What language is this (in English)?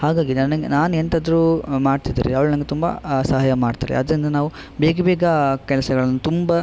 Kannada